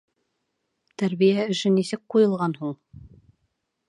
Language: Bashkir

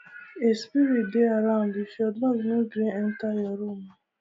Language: Nigerian Pidgin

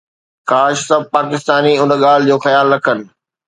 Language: Sindhi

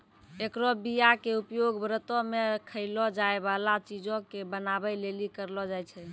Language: Maithili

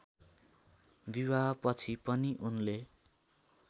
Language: Nepali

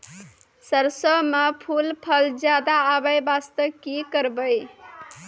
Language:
Maithili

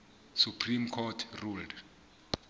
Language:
Southern Sotho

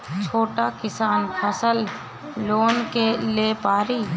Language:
Bhojpuri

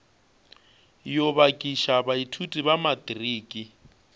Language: Northern Sotho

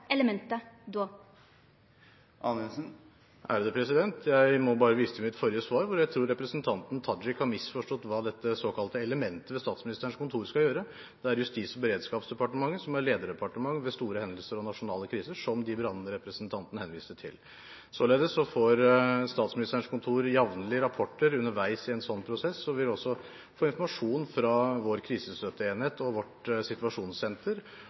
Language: Norwegian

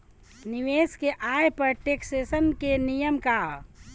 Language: Bhojpuri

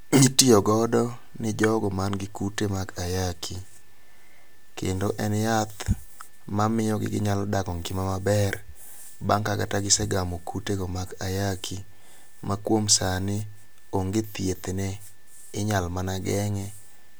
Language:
Luo (Kenya and Tanzania)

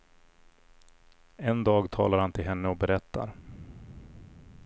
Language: Swedish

